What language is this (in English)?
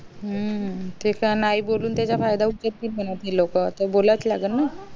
Marathi